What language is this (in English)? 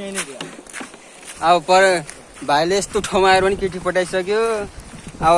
Nepali